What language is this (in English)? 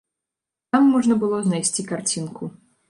Belarusian